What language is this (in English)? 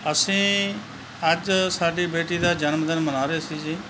Punjabi